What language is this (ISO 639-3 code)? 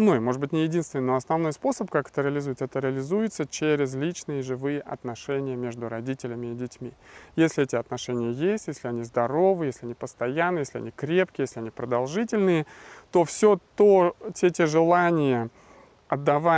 rus